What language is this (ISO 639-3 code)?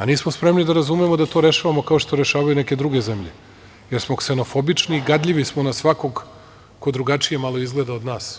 srp